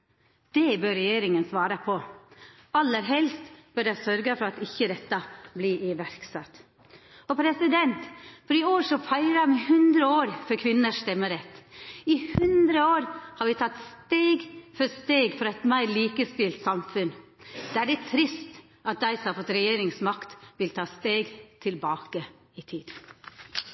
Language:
Norwegian Nynorsk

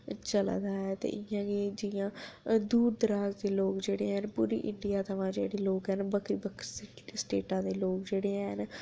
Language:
Dogri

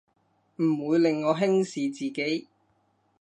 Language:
Cantonese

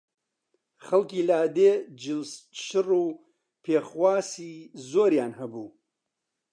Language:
Central Kurdish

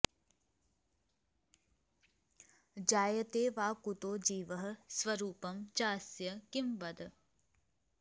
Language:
Sanskrit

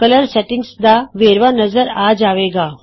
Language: Punjabi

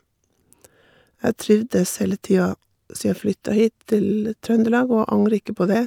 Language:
Norwegian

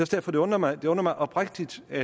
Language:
Danish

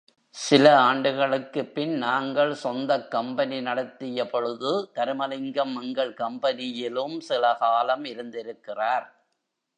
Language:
Tamil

